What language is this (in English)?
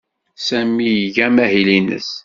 Kabyle